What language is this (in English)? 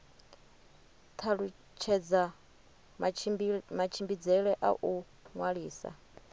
Venda